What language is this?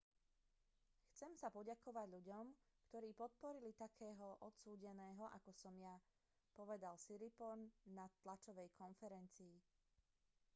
Slovak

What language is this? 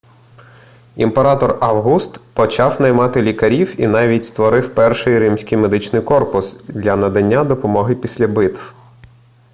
Ukrainian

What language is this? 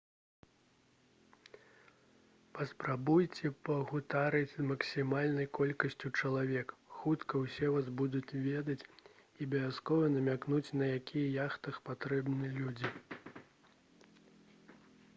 Belarusian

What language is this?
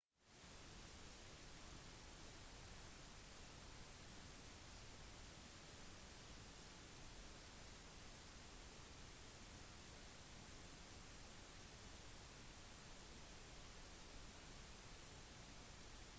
Norwegian Bokmål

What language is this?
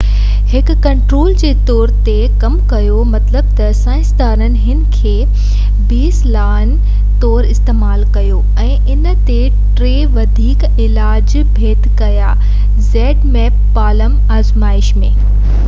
Sindhi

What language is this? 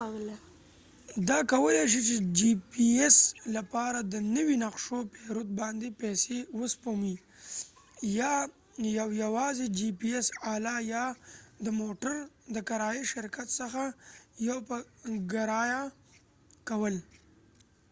Pashto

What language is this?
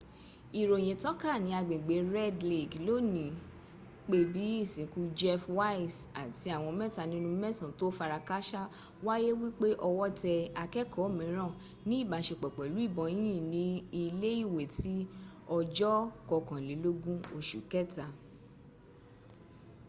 Yoruba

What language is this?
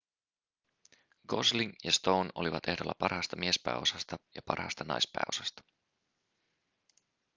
Finnish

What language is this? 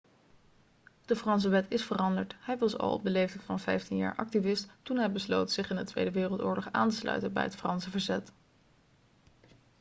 Dutch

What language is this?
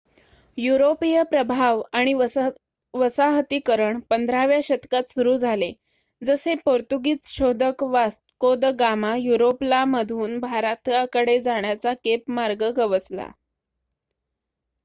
Marathi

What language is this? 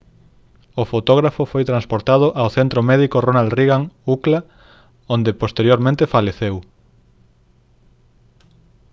Galician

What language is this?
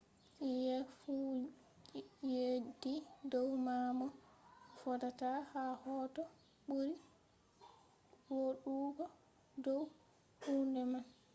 Fula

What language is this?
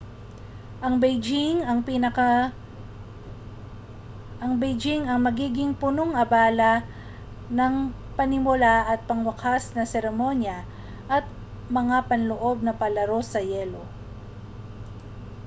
Filipino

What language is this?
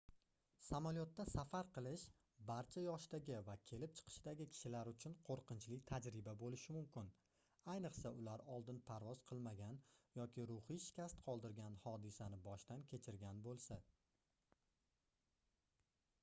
Uzbek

